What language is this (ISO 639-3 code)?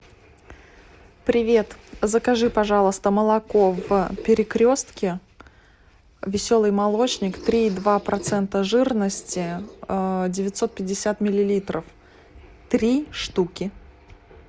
rus